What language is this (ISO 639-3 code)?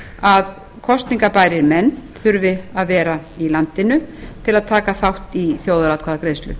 isl